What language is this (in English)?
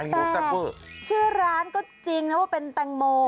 Thai